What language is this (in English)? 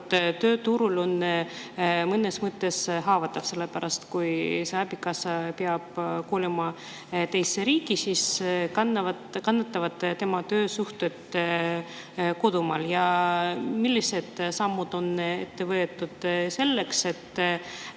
Estonian